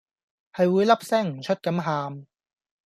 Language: Cantonese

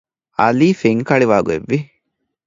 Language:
Divehi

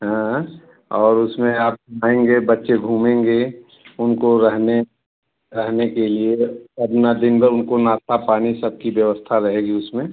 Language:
Hindi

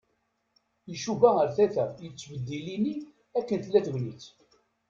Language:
Kabyle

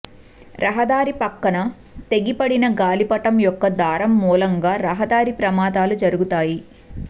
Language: Telugu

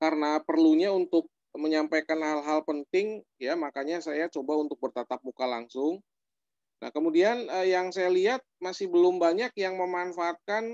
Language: Indonesian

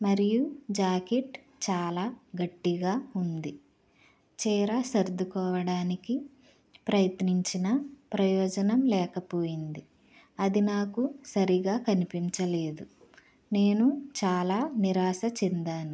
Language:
Telugu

